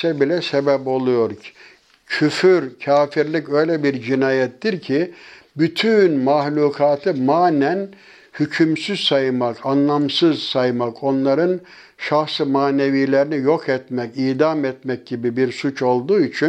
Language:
Turkish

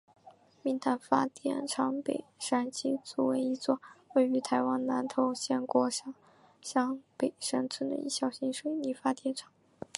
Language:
Chinese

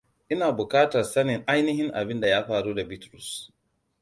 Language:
Hausa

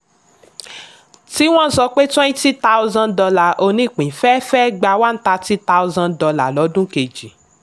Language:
Yoruba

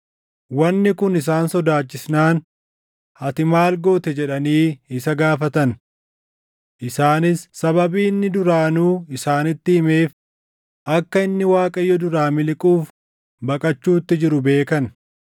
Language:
Oromo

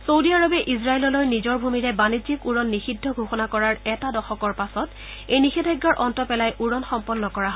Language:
Assamese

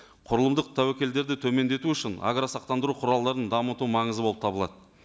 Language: Kazakh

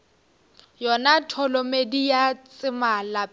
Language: Northern Sotho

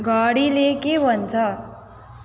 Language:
Nepali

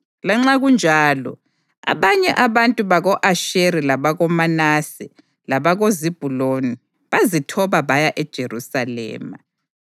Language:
North Ndebele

